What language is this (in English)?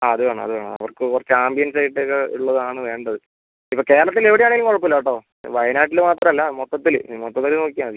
Malayalam